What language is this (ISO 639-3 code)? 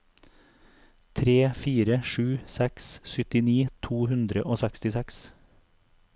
nor